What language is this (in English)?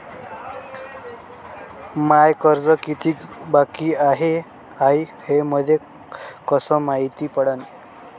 Marathi